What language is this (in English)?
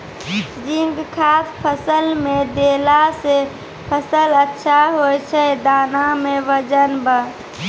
Maithili